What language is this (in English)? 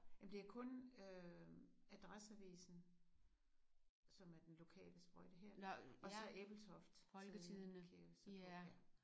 Danish